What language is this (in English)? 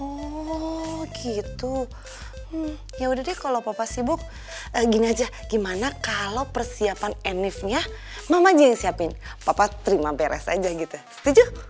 Indonesian